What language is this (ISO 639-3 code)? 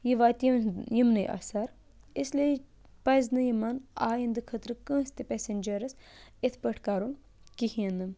kas